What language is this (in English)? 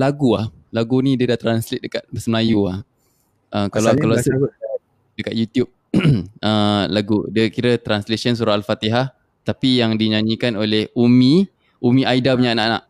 Malay